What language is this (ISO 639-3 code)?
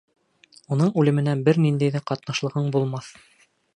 bak